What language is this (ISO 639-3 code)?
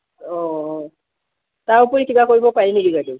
asm